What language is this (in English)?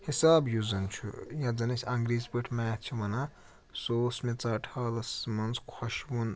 Kashmiri